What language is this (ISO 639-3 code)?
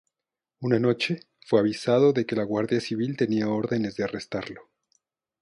spa